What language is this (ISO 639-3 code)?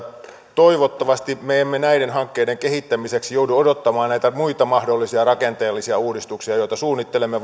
fin